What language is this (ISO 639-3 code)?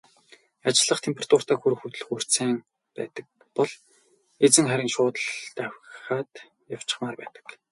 mon